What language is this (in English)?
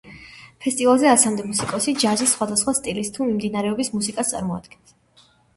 Georgian